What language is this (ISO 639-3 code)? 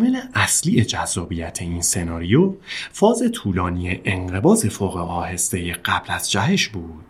fas